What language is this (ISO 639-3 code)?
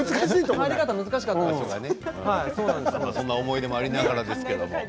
jpn